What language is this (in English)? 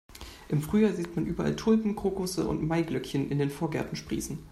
German